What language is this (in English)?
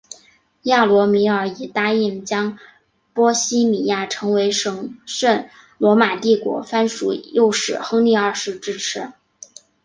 Chinese